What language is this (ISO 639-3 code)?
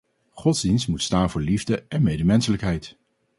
nld